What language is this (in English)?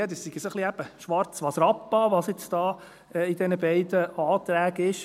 Swiss German